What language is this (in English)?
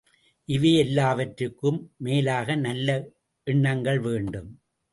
Tamil